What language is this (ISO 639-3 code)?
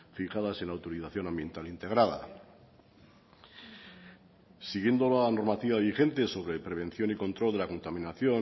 spa